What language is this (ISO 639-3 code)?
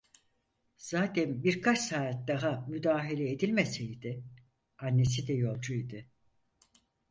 tur